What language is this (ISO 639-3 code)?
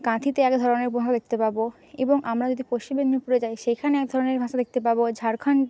ben